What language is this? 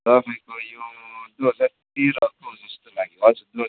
Nepali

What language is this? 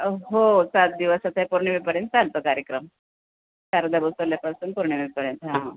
Marathi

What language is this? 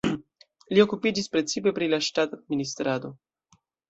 Esperanto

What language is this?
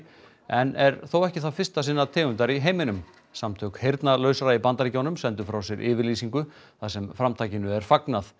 Icelandic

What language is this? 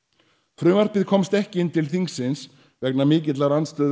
Icelandic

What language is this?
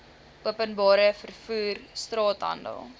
Afrikaans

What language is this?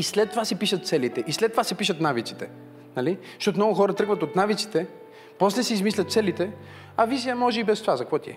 Bulgarian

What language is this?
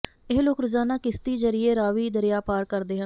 Punjabi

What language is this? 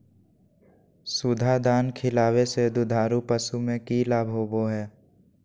Magahi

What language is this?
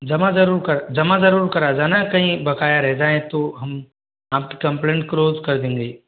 Hindi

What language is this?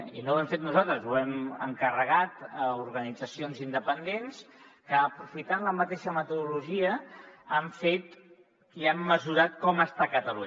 Catalan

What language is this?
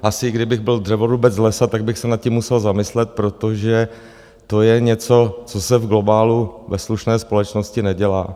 Czech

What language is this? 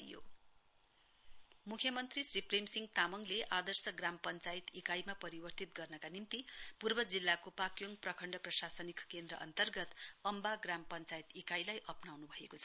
Nepali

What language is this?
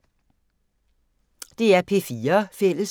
Danish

